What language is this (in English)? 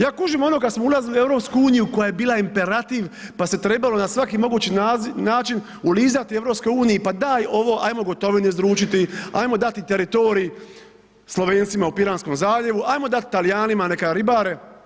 Croatian